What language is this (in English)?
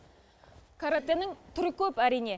Kazakh